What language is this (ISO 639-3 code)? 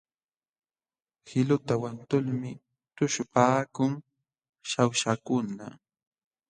qxw